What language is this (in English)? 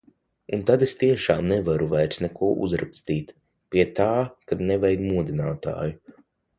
Latvian